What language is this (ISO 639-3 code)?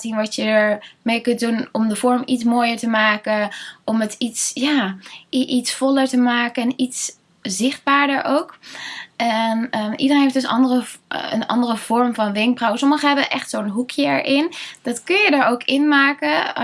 nld